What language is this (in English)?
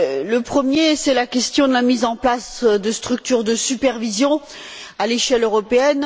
French